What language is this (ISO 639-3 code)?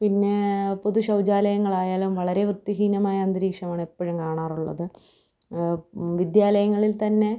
mal